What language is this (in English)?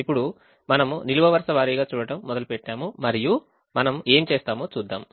Telugu